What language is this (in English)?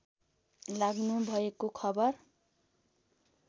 Nepali